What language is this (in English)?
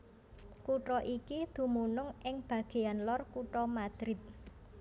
Javanese